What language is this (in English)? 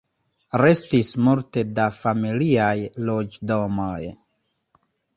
Esperanto